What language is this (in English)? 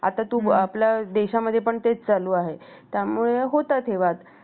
Marathi